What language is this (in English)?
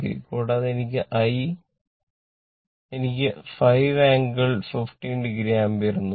Malayalam